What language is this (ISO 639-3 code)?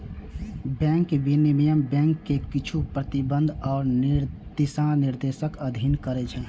mai